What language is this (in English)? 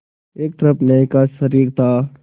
Hindi